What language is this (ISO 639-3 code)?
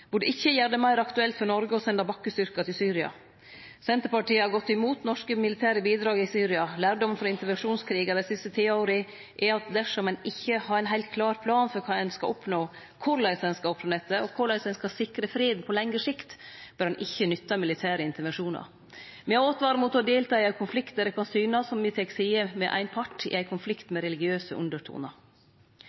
nno